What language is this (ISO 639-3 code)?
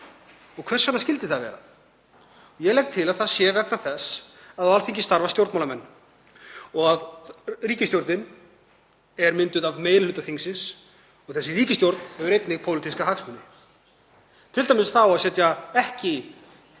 isl